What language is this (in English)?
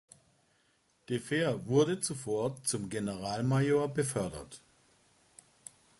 German